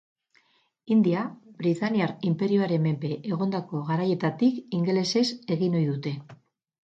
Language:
Basque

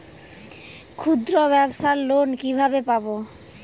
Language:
Bangla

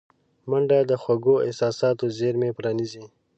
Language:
Pashto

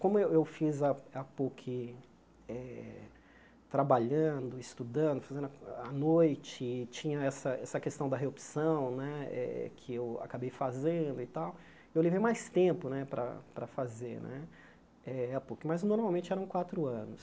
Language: Portuguese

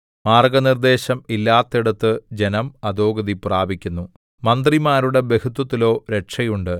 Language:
Malayalam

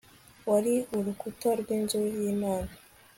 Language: Kinyarwanda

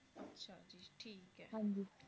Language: Punjabi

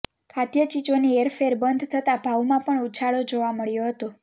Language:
Gujarati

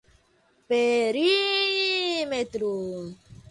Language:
Portuguese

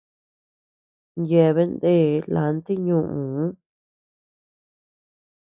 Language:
Tepeuxila Cuicatec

